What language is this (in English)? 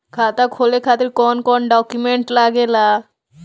Bhojpuri